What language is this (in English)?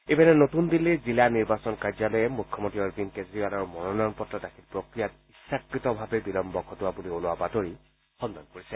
Assamese